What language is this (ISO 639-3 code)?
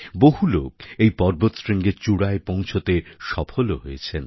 ben